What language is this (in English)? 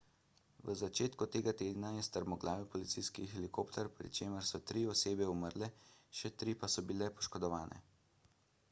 Slovenian